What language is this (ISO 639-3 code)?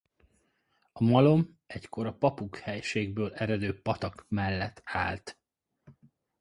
hun